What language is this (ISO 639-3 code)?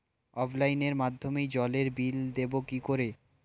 ben